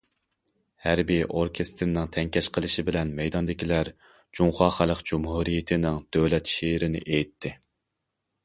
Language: Uyghur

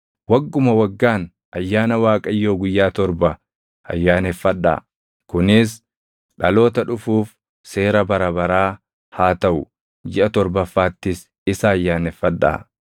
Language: Oromo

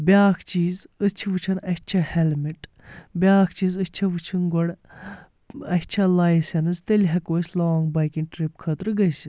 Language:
Kashmiri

